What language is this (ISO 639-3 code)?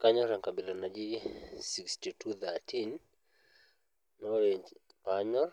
mas